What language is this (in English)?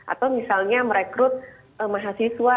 Indonesian